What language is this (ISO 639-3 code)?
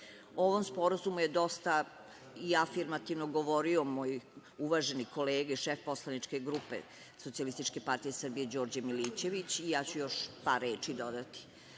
srp